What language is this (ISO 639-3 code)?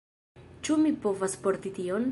epo